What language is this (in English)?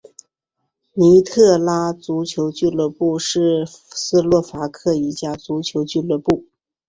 Chinese